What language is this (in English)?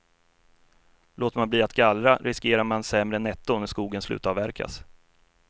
Swedish